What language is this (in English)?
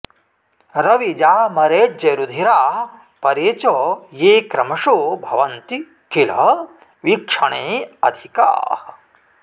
Sanskrit